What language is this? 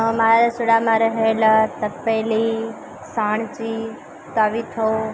Gujarati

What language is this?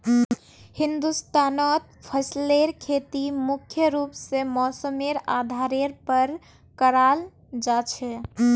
Magahi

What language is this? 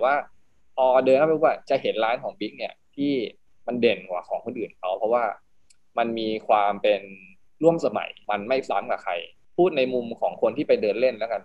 Thai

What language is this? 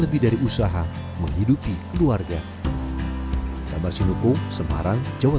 Indonesian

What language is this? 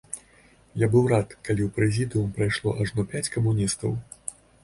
Belarusian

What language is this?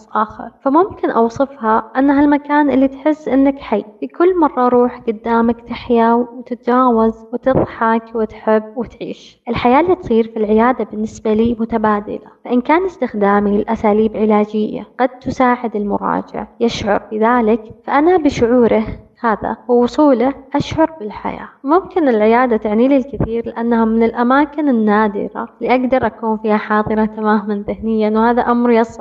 Arabic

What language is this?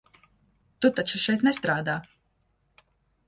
Latvian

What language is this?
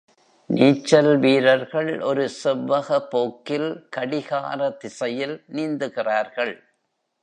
Tamil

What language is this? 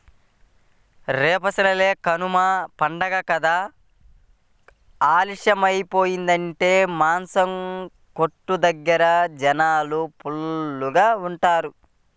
Telugu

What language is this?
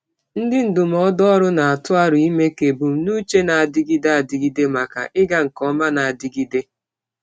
Igbo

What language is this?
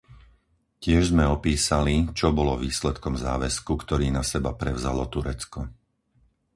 Slovak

